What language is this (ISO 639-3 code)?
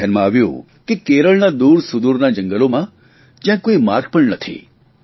guj